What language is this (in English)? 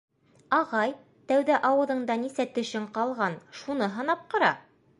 Bashkir